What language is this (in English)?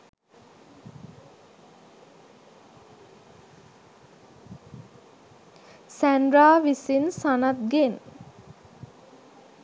Sinhala